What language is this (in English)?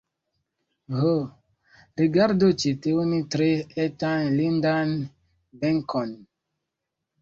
Esperanto